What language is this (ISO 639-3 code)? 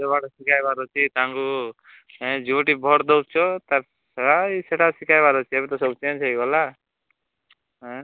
ori